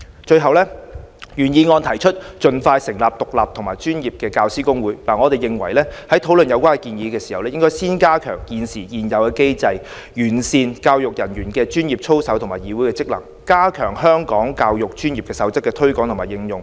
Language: Cantonese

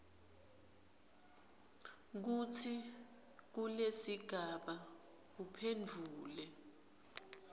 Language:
Swati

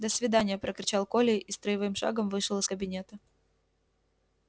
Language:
Russian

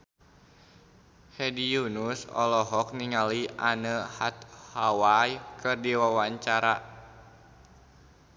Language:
Sundanese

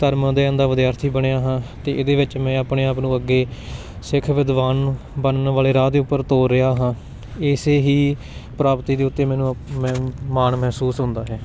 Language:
Punjabi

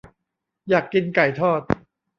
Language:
Thai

